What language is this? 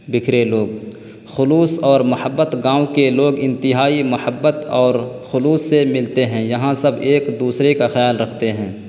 Urdu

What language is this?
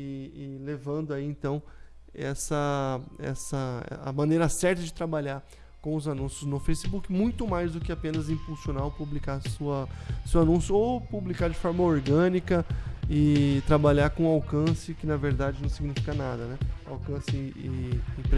Portuguese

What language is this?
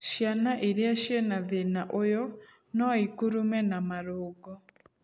Kikuyu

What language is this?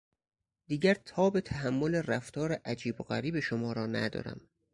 Persian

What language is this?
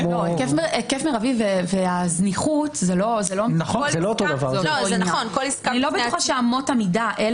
Hebrew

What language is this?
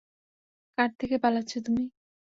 Bangla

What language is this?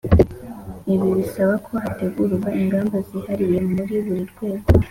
Kinyarwanda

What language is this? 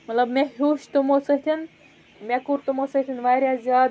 Kashmiri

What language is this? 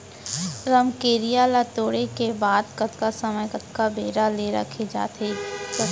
Chhattisgarhi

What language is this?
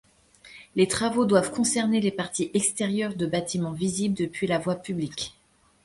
French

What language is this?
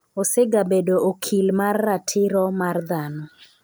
Luo (Kenya and Tanzania)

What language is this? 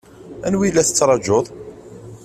Kabyle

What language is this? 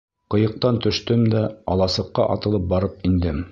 Bashkir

